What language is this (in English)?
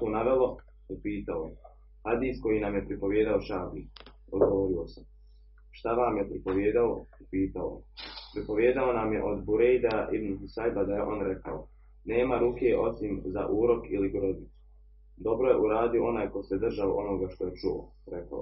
Croatian